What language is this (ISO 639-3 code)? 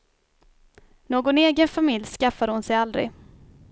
swe